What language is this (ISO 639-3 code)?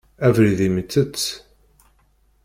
kab